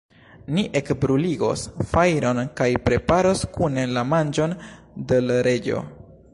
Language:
Esperanto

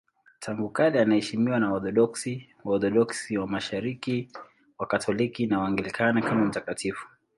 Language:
Swahili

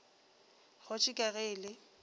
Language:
Northern Sotho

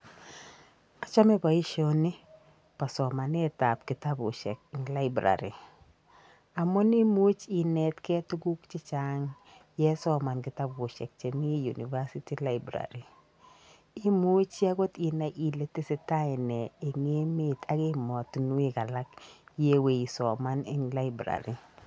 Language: Kalenjin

